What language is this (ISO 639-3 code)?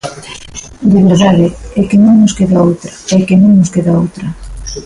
glg